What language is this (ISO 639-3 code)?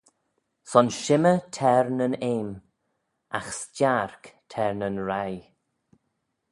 glv